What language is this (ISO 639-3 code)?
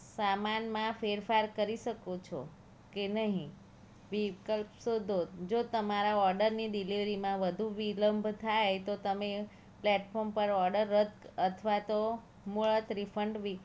guj